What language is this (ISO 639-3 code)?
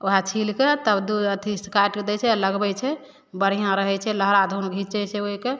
mai